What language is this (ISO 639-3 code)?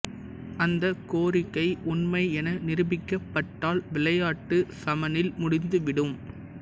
tam